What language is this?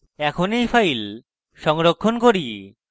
Bangla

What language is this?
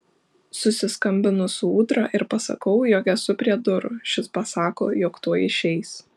Lithuanian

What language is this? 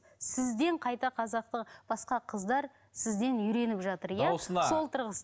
Kazakh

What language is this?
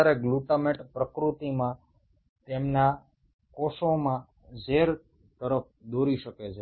Bangla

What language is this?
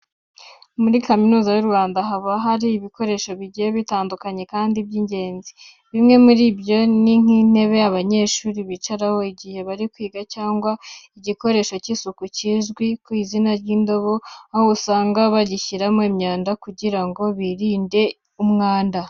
Kinyarwanda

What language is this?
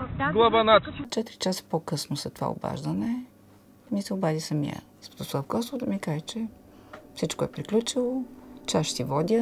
Romanian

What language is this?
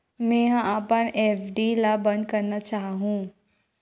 Chhattisgarhi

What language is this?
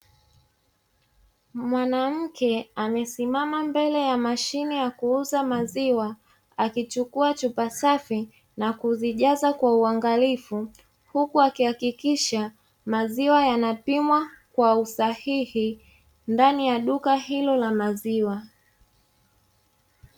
Swahili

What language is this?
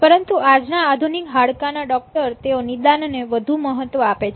Gujarati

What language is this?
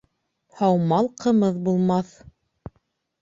Bashkir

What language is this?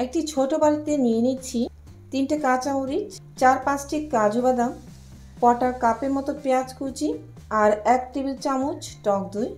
Bangla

